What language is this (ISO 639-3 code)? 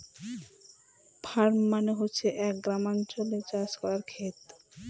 ben